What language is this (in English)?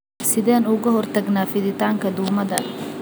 Somali